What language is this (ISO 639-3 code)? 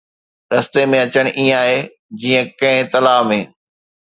snd